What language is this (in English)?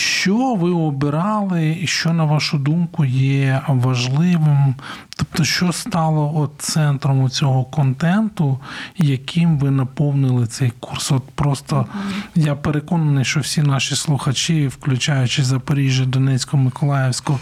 Ukrainian